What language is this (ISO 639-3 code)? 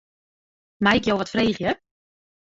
fry